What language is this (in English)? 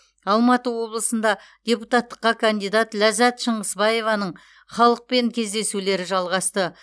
Kazakh